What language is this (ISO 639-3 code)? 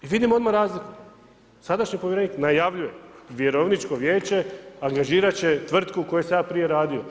hrv